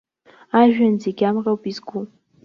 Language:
Abkhazian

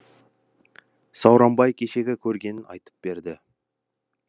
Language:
Kazakh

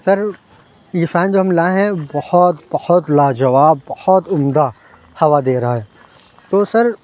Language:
Urdu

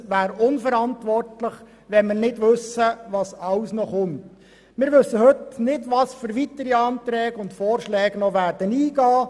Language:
Swiss German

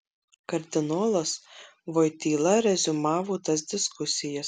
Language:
Lithuanian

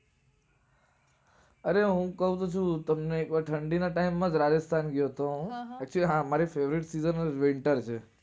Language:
Gujarati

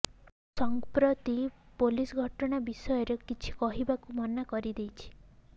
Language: Odia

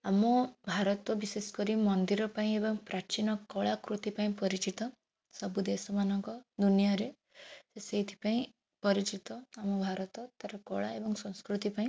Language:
Odia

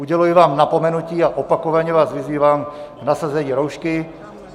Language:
Czech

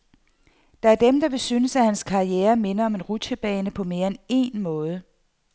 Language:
Danish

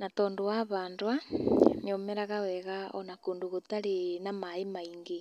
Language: Kikuyu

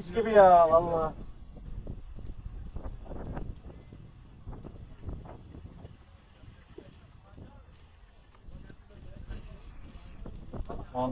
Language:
Turkish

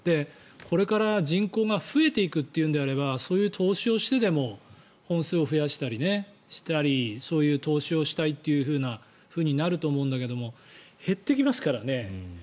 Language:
Japanese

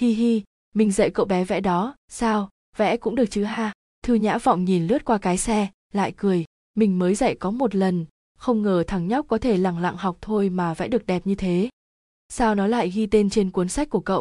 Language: Vietnamese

